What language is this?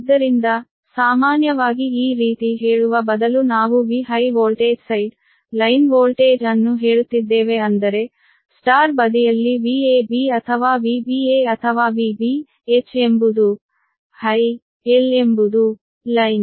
Kannada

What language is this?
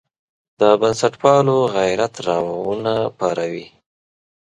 Pashto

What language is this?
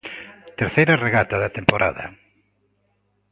Galician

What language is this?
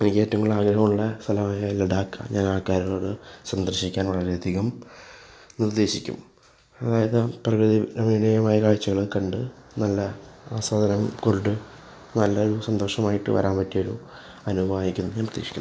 Malayalam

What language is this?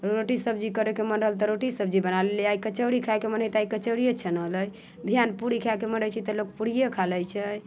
Maithili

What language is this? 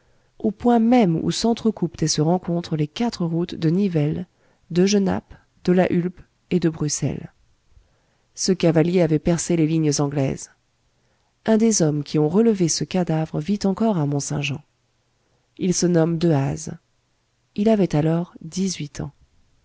French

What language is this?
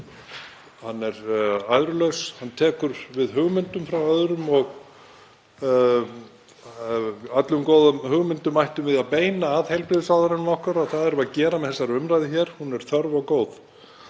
Icelandic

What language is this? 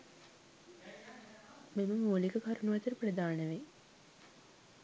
Sinhala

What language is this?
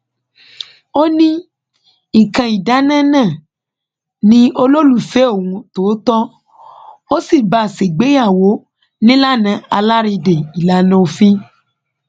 Yoruba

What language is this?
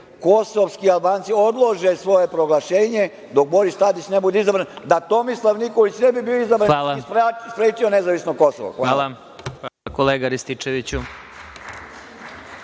Serbian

